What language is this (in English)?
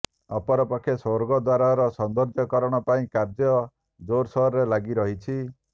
Odia